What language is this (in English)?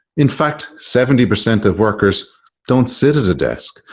English